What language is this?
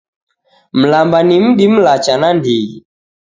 Taita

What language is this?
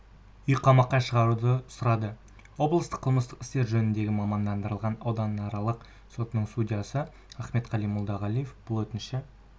Kazakh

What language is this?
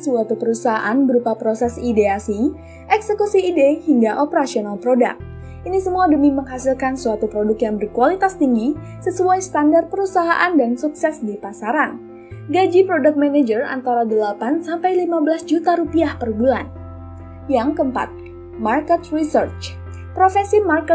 Indonesian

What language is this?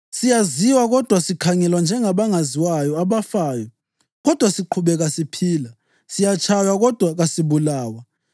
North Ndebele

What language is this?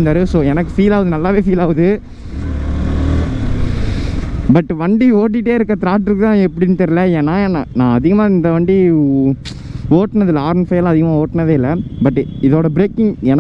Romanian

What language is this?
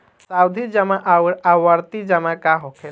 Bhojpuri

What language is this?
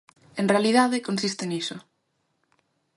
Galician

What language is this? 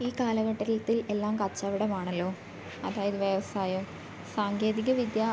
Malayalam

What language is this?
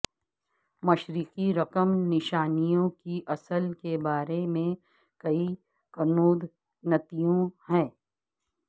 Urdu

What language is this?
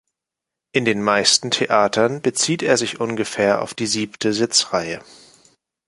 German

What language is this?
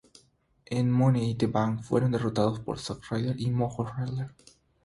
Spanish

